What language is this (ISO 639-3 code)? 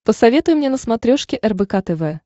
rus